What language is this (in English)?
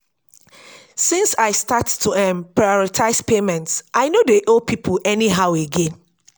Nigerian Pidgin